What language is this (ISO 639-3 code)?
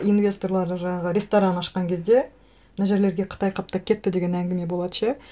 kaz